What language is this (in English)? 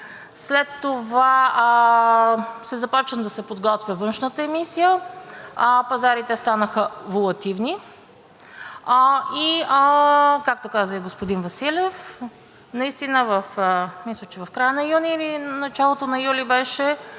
Bulgarian